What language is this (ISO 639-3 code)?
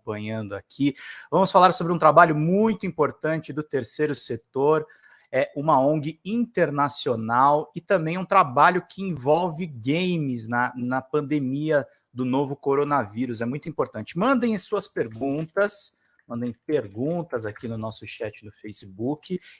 por